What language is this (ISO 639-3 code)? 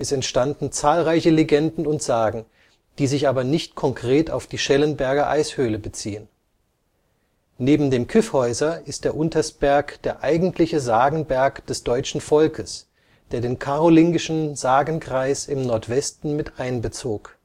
deu